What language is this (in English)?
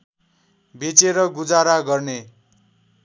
Nepali